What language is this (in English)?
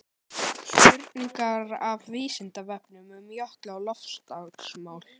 Icelandic